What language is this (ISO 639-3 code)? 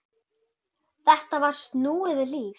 isl